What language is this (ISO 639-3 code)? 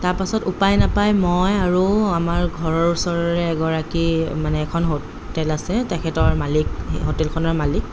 asm